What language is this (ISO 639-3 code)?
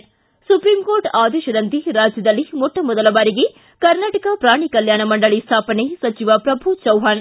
kan